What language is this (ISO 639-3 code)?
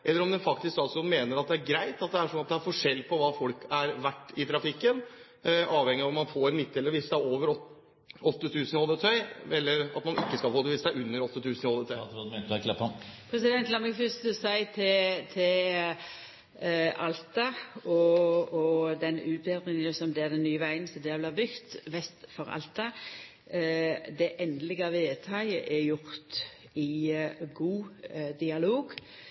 nor